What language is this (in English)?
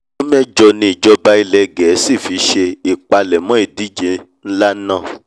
Yoruba